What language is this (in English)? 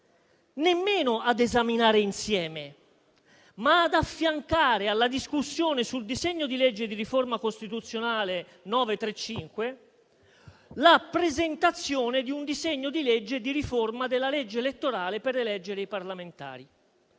Italian